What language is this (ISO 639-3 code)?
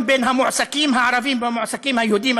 heb